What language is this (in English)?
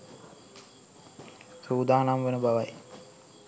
Sinhala